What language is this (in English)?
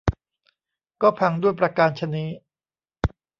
Thai